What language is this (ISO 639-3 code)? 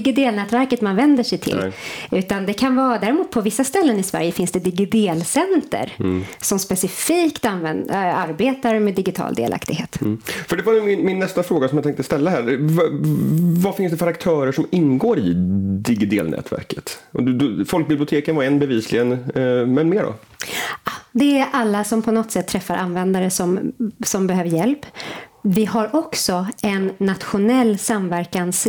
swe